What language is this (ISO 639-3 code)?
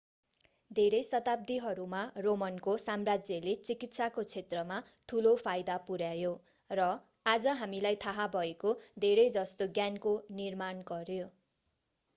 nep